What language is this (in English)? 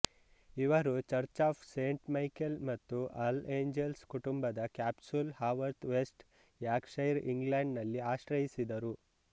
Kannada